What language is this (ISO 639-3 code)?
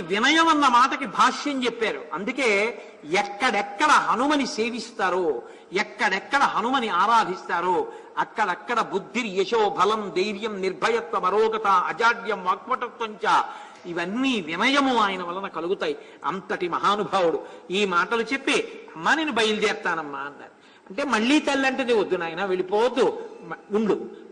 tel